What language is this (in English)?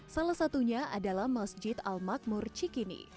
Indonesian